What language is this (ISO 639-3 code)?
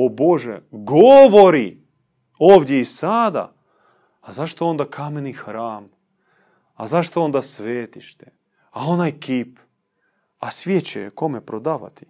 hrv